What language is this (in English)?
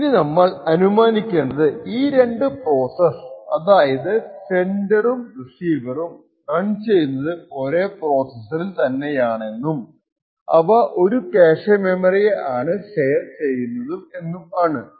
Malayalam